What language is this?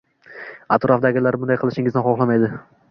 Uzbek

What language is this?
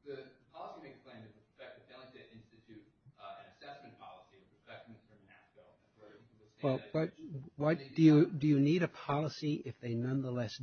English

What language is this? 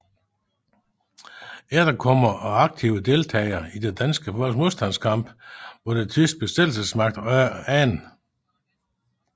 Danish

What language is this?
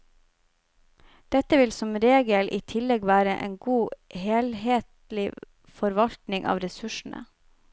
Norwegian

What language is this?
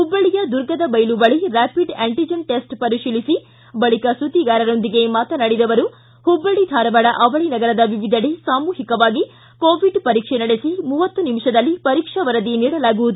Kannada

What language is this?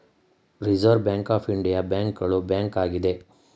Kannada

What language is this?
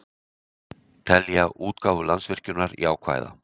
Icelandic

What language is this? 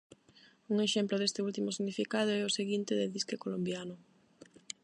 Galician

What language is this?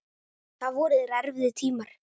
Icelandic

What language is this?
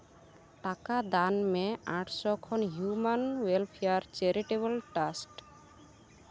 Santali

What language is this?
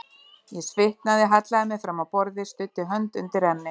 Icelandic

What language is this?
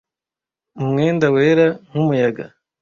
Kinyarwanda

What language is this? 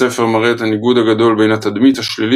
Hebrew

